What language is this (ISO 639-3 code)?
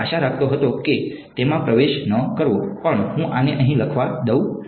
guj